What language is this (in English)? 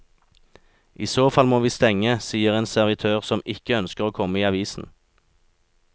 Norwegian